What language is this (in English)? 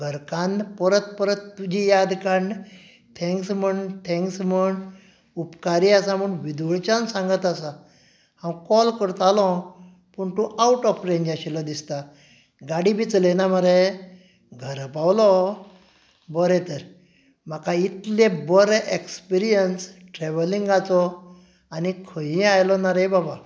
Konkani